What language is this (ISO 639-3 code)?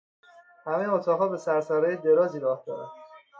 fas